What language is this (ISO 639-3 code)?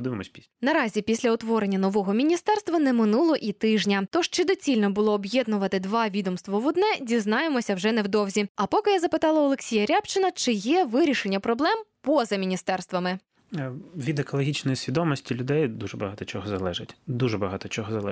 ukr